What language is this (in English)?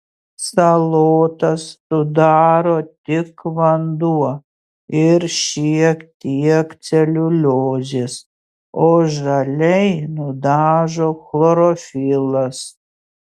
Lithuanian